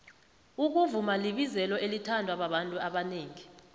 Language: South Ndebele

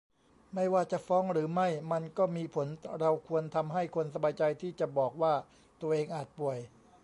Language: Thai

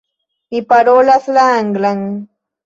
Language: Esperanto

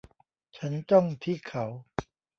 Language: Thai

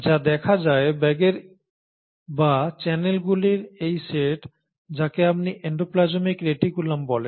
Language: Bangla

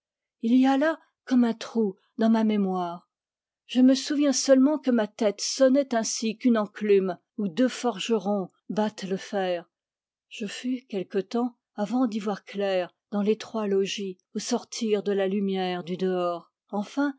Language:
French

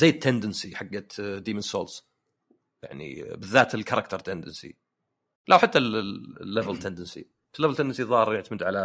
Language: Arabic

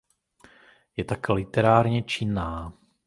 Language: Czech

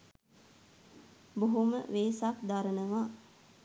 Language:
Sinhala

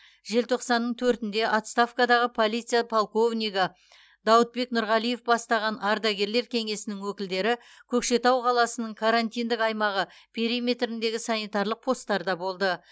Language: Kazakh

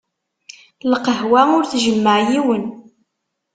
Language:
Kabyle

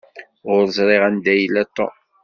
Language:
Kabyle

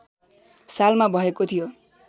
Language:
Nepali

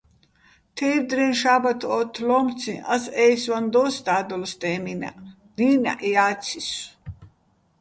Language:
Bats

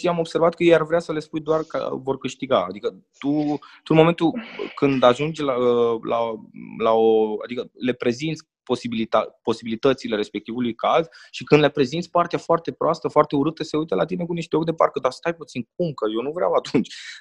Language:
Romanian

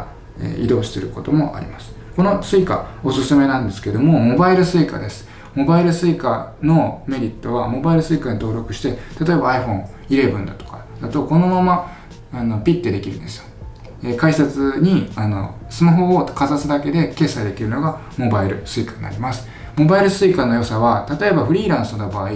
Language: Japanese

